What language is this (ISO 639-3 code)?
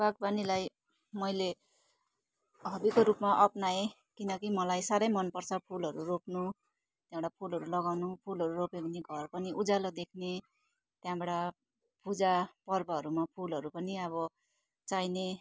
nep